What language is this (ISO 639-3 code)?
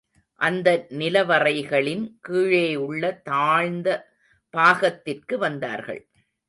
tam